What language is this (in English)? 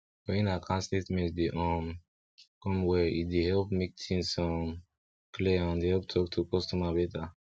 Nigerian Pidgin